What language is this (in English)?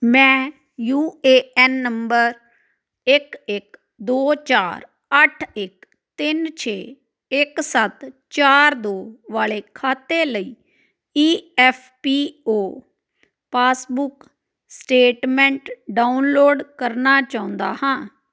Punjabi